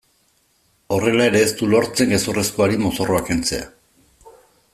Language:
Basque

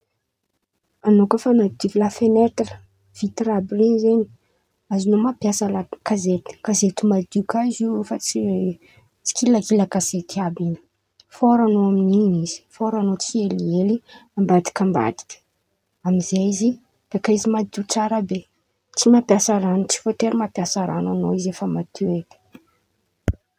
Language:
Antankarana Malagasy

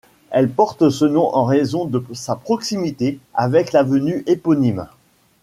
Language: French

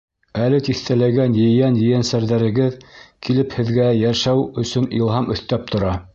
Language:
Bashkir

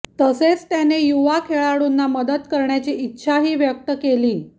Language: Marathi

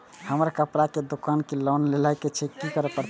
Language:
Maithili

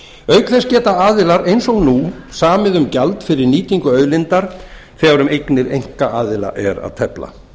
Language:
Icelandic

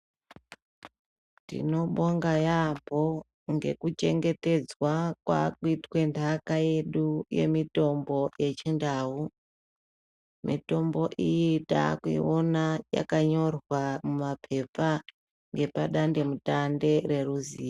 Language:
Ndau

